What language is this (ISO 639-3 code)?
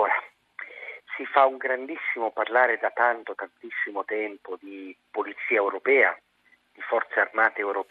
ita